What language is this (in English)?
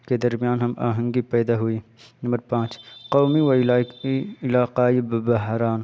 Urdu